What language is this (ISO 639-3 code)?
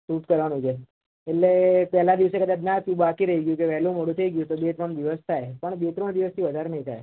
guj